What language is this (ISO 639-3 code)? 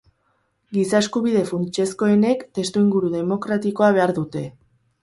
eus